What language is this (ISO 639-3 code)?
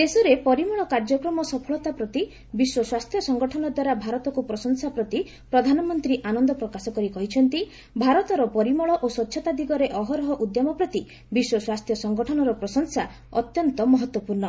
ori